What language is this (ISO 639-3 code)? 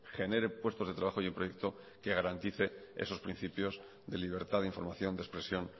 spa